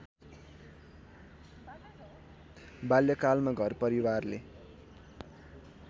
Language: Nepali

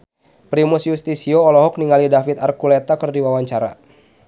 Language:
Sundanese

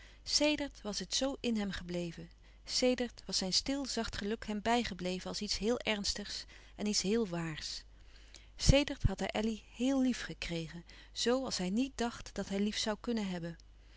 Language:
Dutch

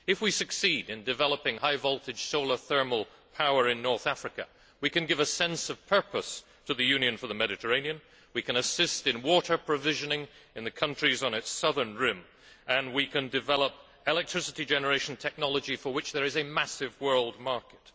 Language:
English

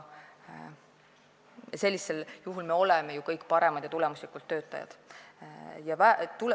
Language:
Estonian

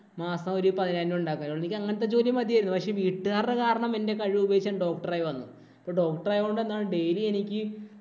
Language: Malayalam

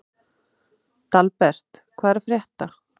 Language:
Icelandic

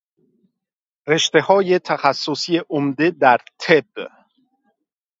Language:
Persian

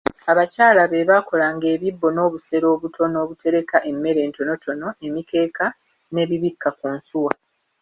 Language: Ganda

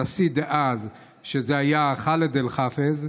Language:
Hebrew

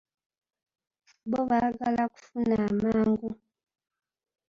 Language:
Ganda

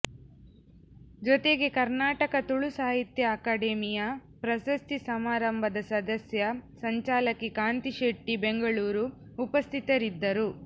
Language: Kannada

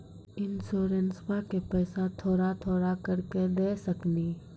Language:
Maithili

